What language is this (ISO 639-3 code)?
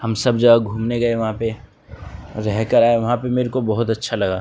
urd